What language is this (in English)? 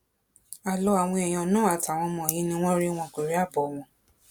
Yoruba